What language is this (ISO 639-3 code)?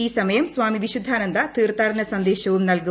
mal